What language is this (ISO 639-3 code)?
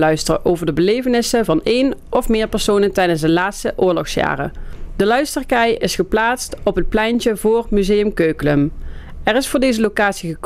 nld